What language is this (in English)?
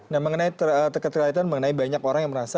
Indonesian